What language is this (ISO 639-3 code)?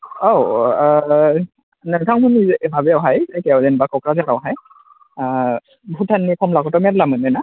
brx